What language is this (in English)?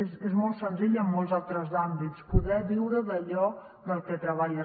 Catalan